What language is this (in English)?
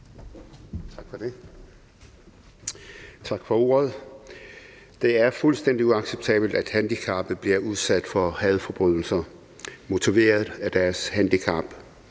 Danish